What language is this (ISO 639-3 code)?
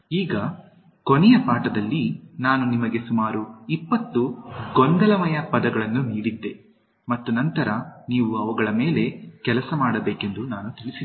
kan